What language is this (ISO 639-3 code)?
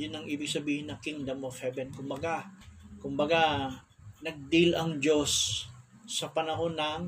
fil